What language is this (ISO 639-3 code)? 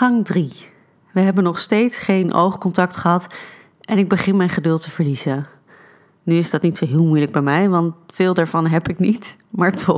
nld